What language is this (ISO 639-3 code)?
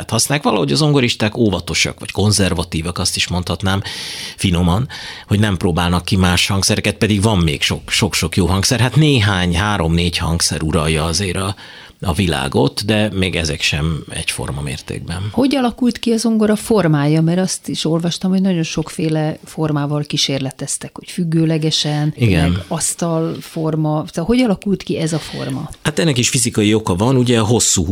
hun